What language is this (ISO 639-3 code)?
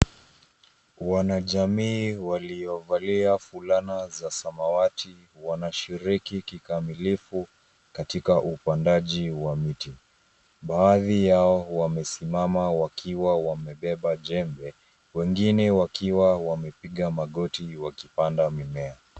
swa